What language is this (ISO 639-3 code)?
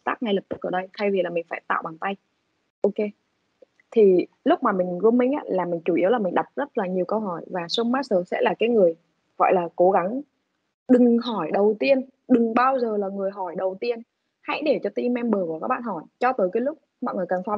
vie